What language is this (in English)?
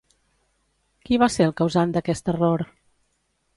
Catalan